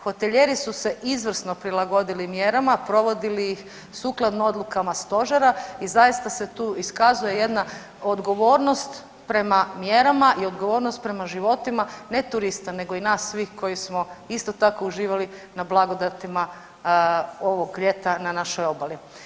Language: Croatian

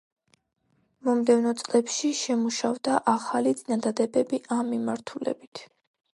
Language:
Georgian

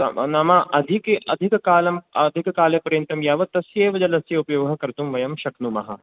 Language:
Sanskrit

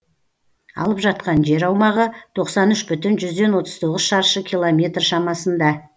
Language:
Kazakh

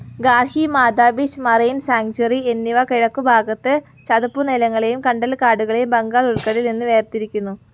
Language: Malayalam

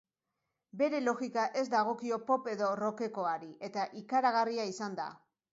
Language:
Basque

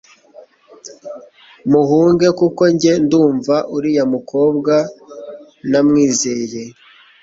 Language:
Kinyarwanda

